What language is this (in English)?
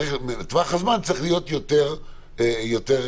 Hebrew